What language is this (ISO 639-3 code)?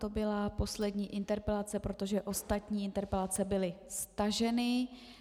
ces